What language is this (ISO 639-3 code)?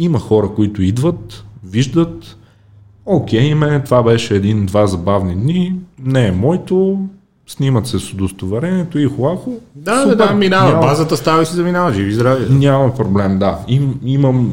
bul